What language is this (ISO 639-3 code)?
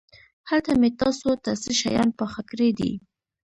pus